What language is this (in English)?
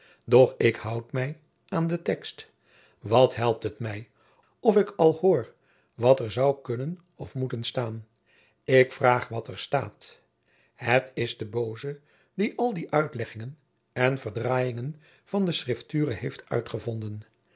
Dutch